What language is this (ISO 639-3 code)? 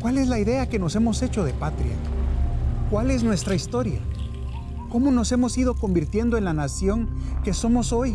spa